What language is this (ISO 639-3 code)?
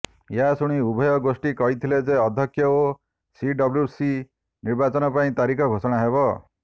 ori